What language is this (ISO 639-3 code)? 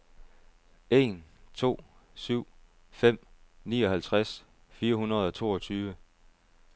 dan